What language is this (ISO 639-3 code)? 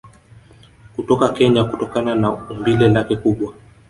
swa